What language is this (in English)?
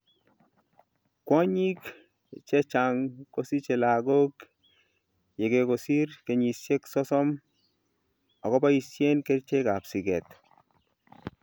Kalenjin